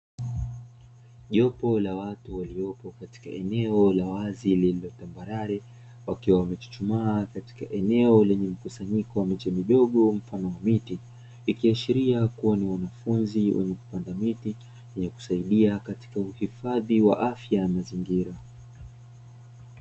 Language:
Swahili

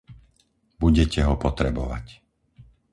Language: Slovak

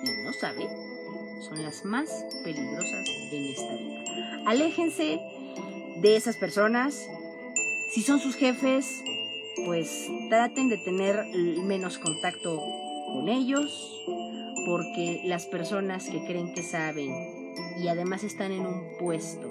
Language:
Spanish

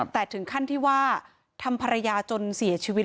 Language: Thai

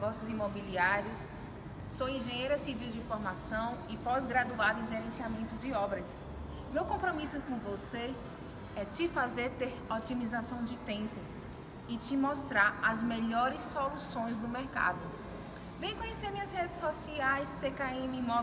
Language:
Portuguese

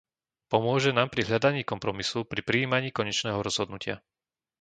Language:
Slovak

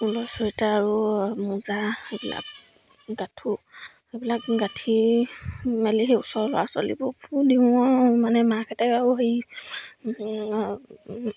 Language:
Assamese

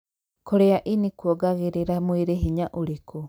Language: Kikuyu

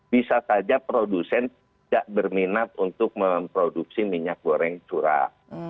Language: Indonesian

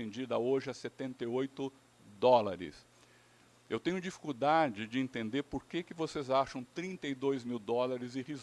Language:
Portuguese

